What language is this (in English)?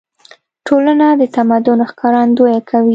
Pashto